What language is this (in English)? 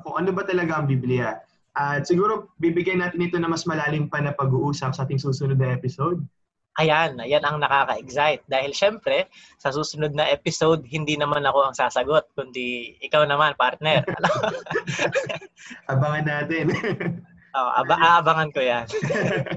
Filipino